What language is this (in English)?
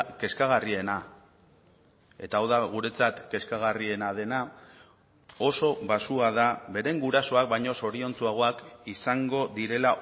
Basque